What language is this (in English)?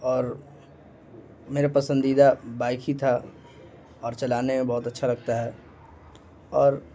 Urdu